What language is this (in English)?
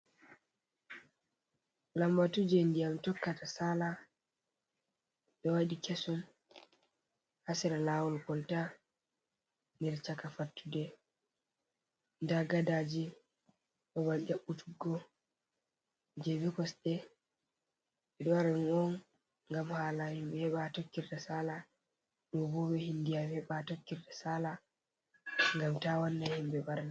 Fula